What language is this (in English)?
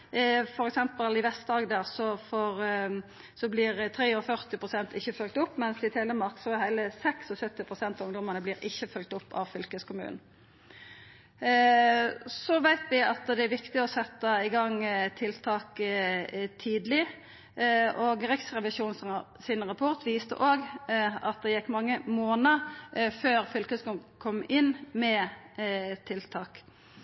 Norwegian Nynorsk